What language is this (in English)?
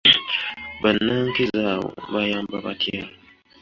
Ganda